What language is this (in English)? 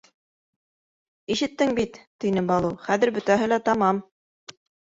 Bashkir